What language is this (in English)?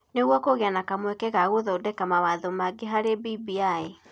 Kikuyu